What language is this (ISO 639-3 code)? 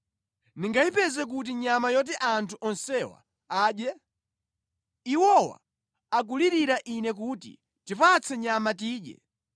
nya